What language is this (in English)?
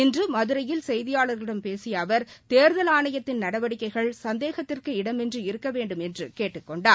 Tamil